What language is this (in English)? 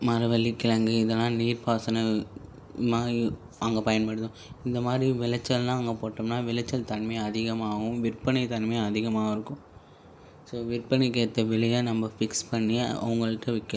Tamil